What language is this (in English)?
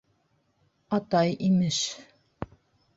Bashkir